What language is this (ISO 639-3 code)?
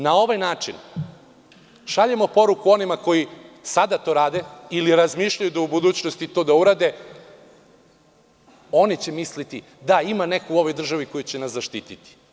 srp